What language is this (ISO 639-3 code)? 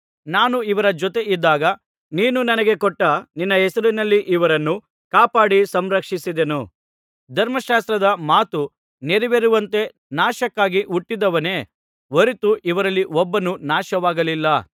kan